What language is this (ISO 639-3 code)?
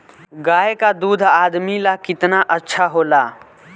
bho